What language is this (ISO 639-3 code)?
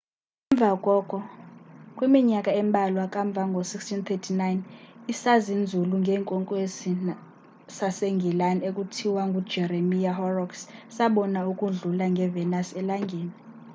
xho